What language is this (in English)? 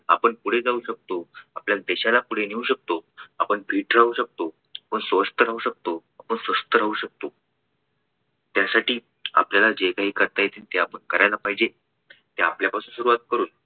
Marathi